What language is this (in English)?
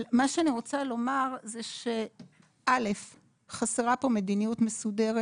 Hebrew